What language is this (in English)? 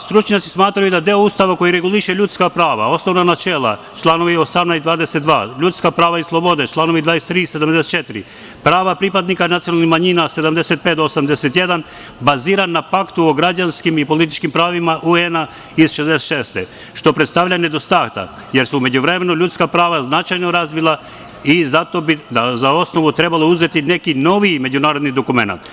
Serbian